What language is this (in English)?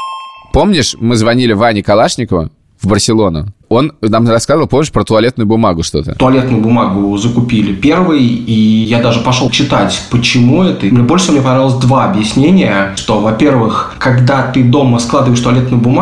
Russian